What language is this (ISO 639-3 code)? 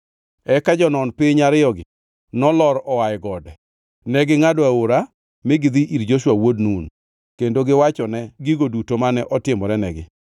luo